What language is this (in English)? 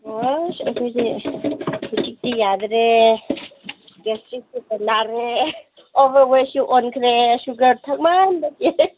Manipuri